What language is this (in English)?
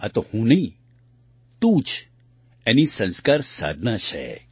Gujarati